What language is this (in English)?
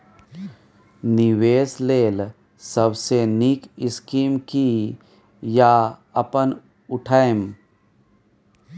Maithili